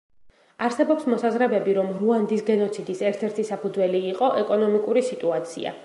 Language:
Georgian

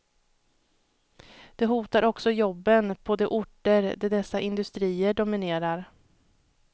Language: Swedish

